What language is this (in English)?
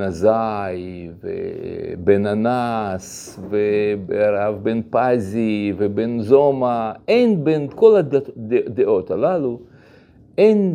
Hebrew